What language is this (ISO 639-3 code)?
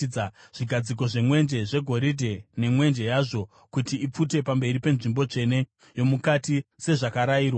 sna